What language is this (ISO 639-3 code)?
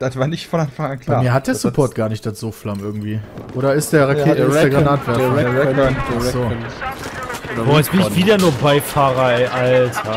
deu